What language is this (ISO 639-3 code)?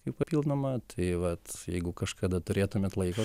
lit